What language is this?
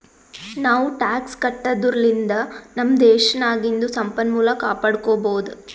Kannada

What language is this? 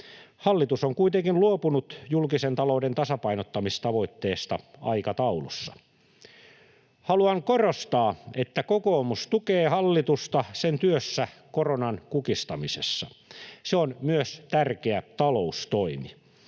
Finnish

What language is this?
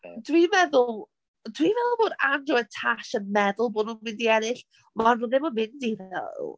Welsh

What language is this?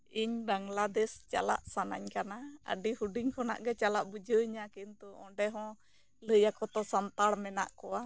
Santali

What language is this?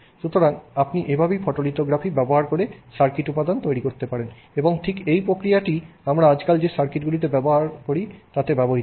Bangla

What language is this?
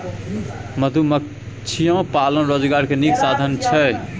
Maithili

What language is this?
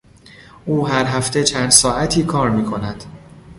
Persian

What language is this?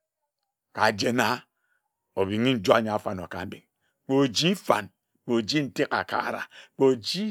Ejagham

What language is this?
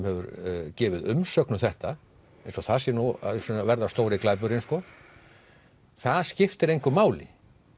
Icelandic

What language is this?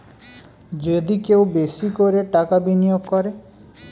Bangla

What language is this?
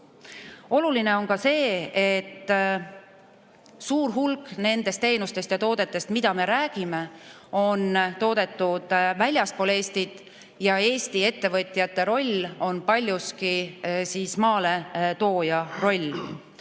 Estonian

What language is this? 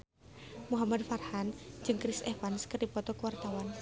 Sundanese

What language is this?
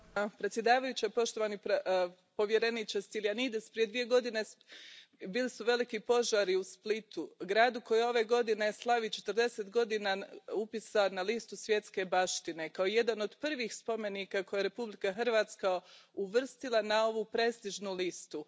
Croatian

